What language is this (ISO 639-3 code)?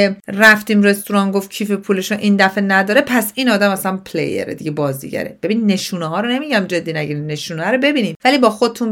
fas